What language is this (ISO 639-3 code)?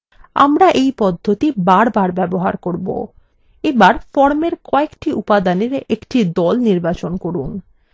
ben